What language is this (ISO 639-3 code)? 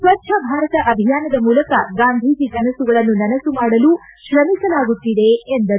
kan